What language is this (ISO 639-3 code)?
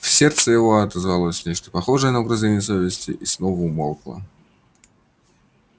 rus